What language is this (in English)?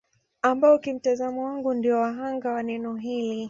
Swahili